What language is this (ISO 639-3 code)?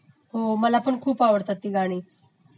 mar